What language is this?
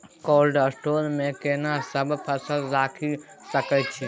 Maithili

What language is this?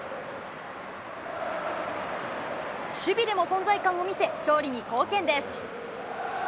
Japanese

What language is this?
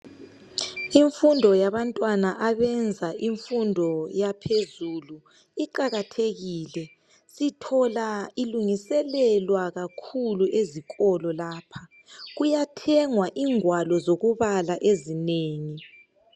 North Ndebele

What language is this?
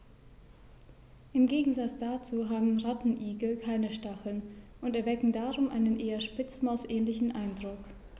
German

